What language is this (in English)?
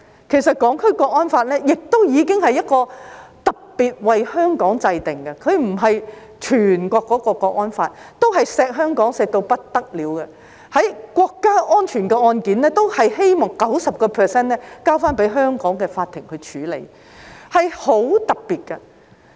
Cantonese